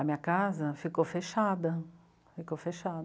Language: Portuguese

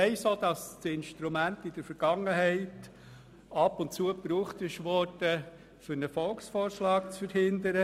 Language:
Swiss German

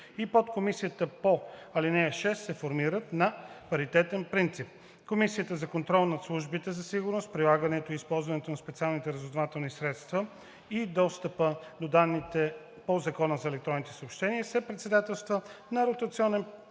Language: Bulgarian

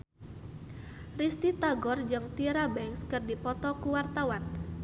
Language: Sundanese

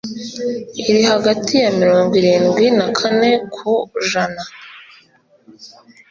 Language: Kinyarwanda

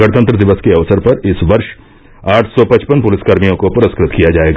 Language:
Hindi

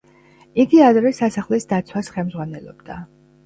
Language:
Georgian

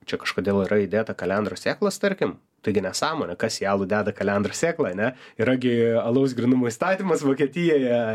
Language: Lithuanian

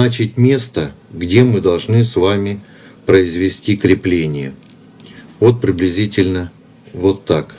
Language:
Russian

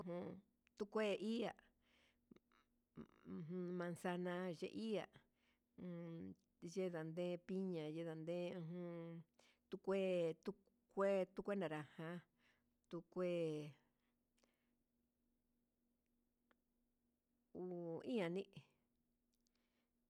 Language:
Huitepec Mixtec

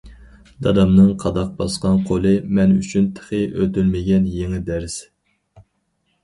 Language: Uyghur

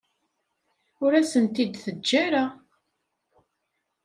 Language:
Kabyle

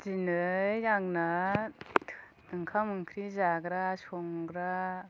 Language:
Bodo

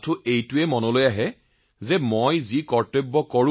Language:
Assamese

